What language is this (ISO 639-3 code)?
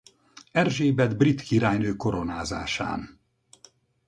hun